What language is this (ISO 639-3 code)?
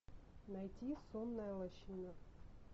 rus